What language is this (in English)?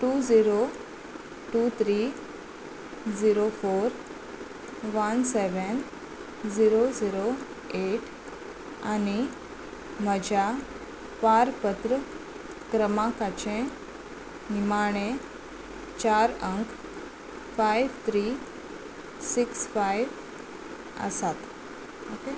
Konkani